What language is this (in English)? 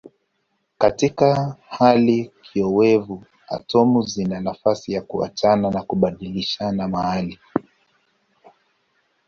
Swahili